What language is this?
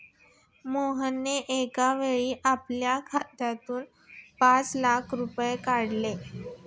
Marathi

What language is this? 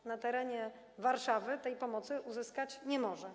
Polish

